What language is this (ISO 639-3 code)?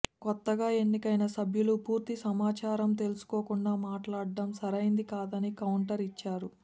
tel